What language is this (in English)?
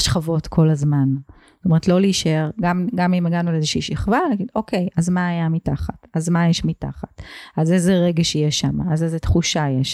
Hebrew